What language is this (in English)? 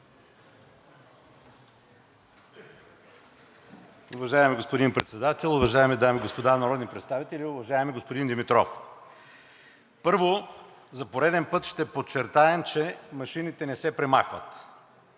Bulgarian